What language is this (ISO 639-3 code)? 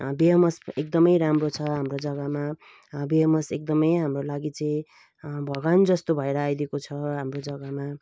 nep